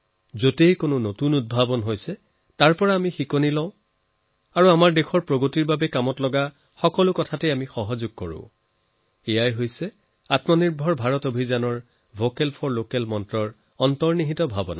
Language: Assamese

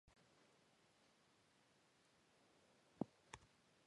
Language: Georgian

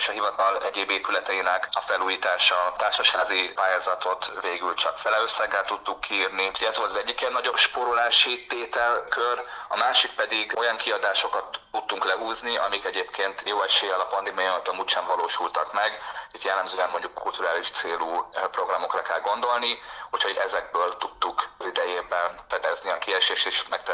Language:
Hungarian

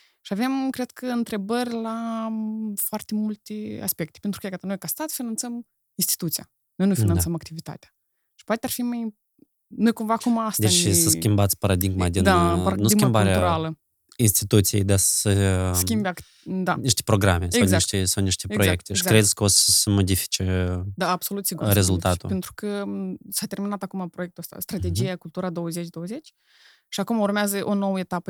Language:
Romanian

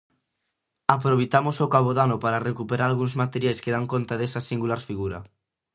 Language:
Galician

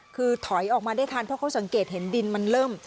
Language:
Thai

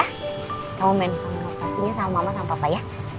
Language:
Indonesian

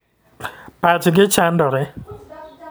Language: Luo (Kenya and Tanzania)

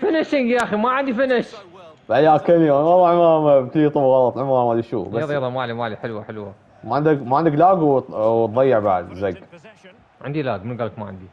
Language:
Arabic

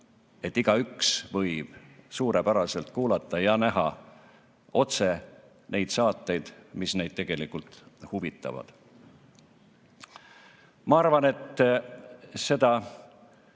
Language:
Estonian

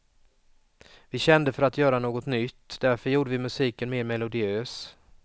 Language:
Swedish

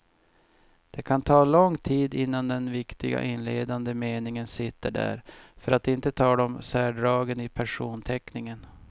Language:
Swedish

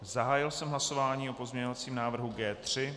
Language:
Czech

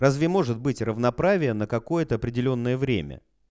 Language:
Russian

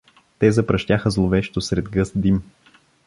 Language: Bulgarian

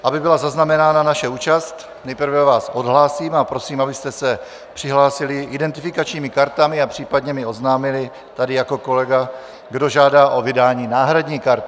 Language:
Czech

